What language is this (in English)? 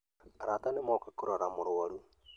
Kikuyu